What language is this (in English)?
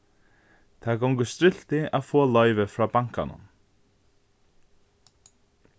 Faroese